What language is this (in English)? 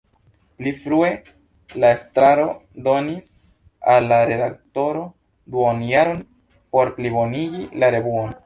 Esperanto